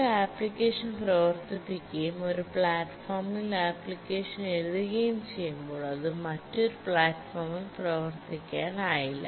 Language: Malayalam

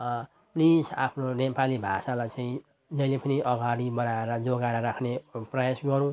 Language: Nepali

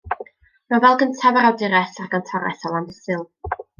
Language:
Welsh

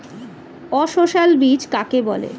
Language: Bangla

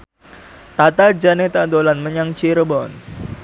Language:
Javanese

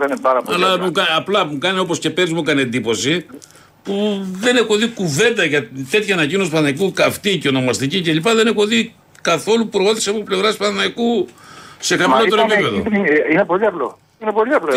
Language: Greek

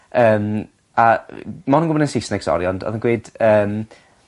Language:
Welsh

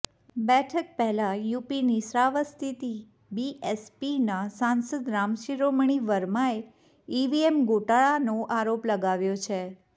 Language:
Gujarati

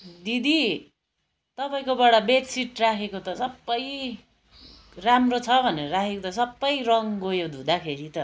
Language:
Nepali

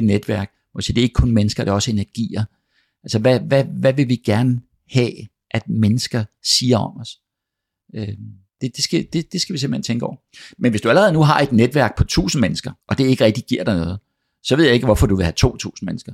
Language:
Danish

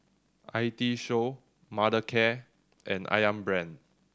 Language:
English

